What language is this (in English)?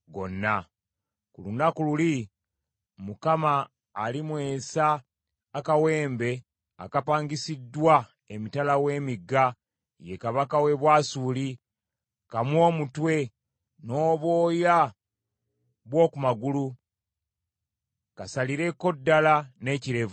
Ganda